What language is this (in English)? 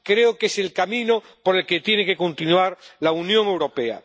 Spanish